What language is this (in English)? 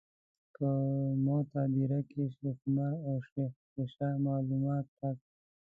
Pashto